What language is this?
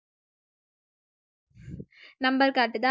Tamil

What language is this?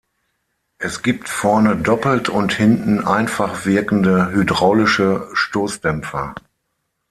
German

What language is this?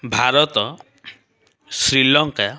Odia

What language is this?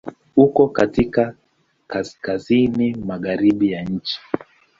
Swahili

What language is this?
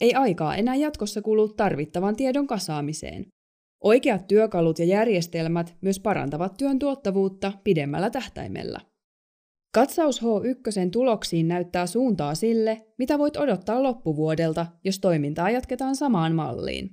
Finnish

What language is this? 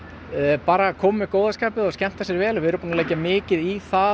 Icelandic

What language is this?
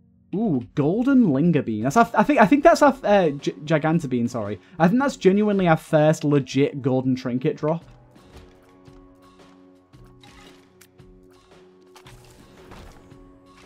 English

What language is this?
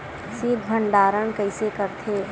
Chhattisgarhi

